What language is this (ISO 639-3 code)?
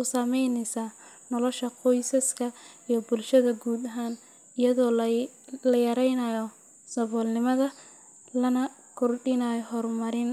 som